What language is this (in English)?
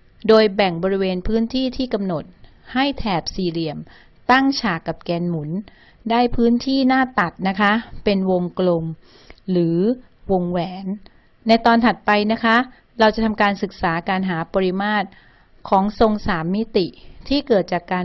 Thai